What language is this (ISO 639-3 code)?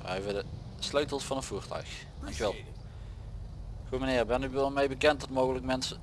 nld